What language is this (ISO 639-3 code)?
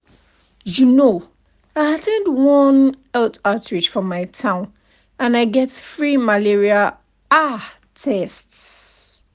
pcm